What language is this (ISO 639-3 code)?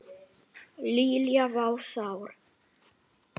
isl